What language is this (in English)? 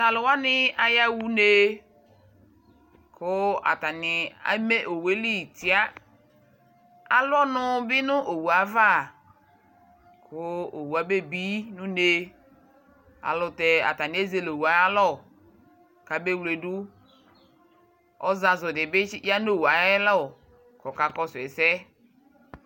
Ikposo